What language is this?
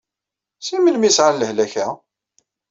Kabyle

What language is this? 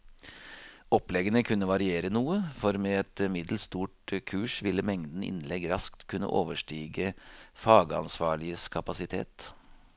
Norwegian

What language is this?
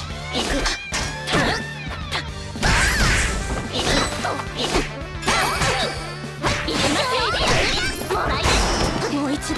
Japanese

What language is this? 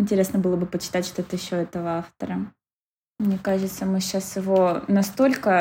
Russian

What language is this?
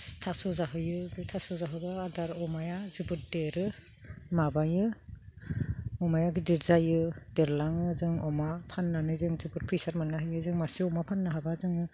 Bodo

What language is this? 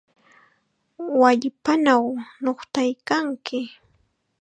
Chiquián Ancash Quechua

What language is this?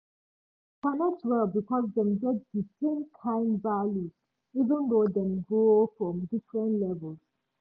Nigerian Pidgin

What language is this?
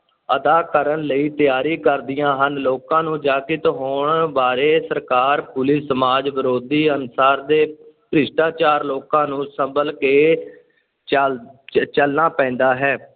Punjabi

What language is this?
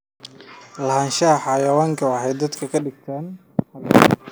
Somali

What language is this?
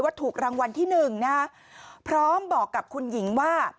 Thai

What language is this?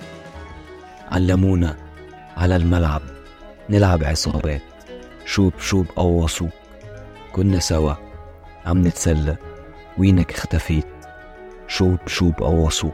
Arabic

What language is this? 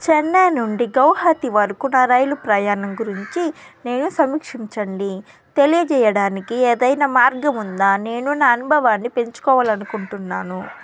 Telugu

